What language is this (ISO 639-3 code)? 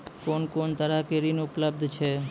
mai